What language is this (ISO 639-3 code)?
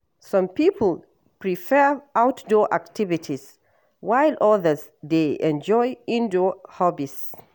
pcm